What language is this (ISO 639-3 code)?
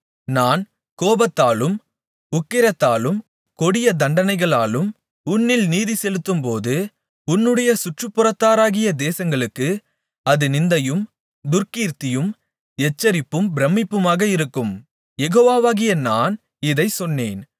tam